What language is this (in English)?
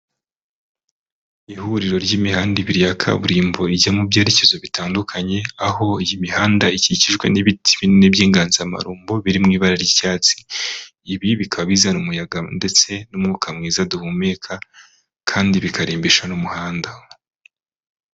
Kinyarwanda